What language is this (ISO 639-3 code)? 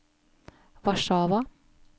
nor